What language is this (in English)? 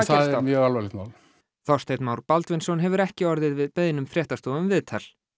Icelandic